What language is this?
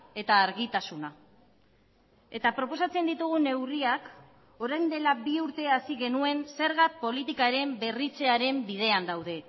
Basque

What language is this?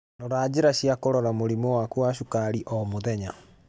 Kikuyu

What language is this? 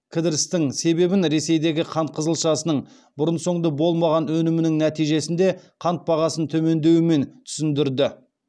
Kazakh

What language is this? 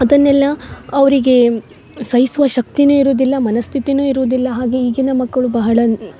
Kannada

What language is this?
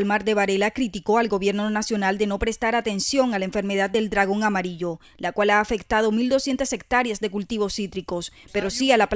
Spanish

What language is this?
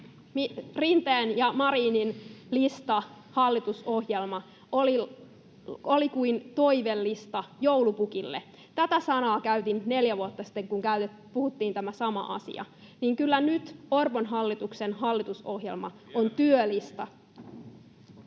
Finnish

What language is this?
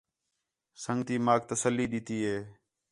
Khetrani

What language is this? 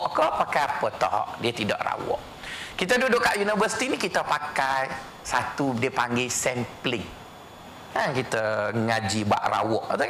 Malay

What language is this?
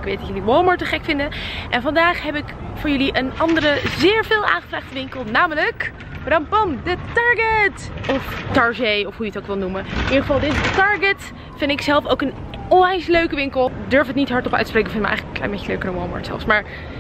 Dutch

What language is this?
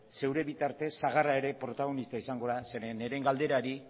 Basque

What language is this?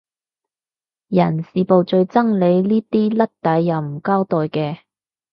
Cantonese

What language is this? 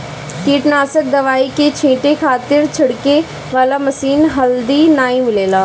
Bhojpuri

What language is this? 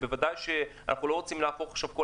Hebrew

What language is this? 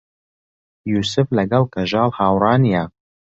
Central Kurdish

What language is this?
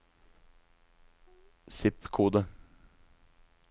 Norwegian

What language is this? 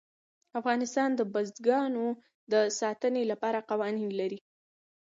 Pashto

